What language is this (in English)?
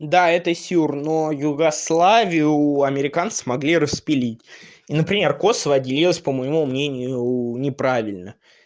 Russian